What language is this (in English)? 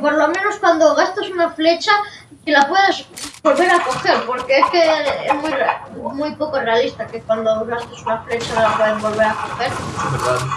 Spanish